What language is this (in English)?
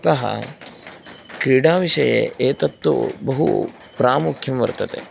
Sanskrit